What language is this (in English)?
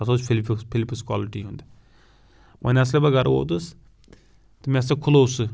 Kashmiri